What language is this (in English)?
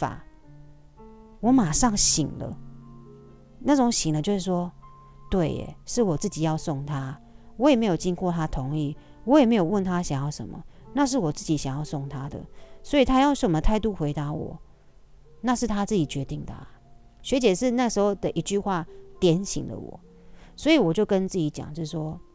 Chinese